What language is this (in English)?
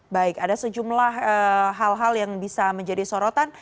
Indonesian